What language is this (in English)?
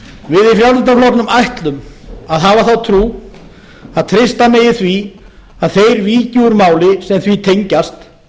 Icelandic